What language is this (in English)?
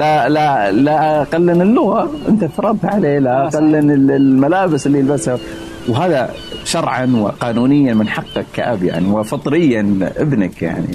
Arabic